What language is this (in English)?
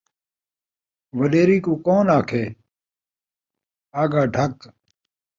Saraiki